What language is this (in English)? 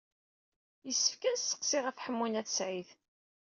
Kabyle